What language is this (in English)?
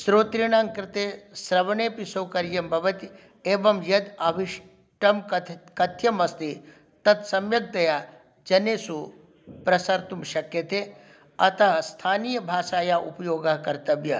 Sanskrit